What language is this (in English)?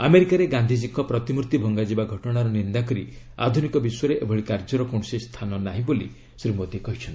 Odia